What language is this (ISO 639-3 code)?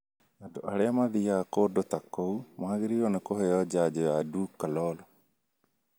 kik